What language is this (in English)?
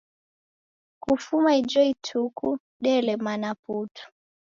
Taita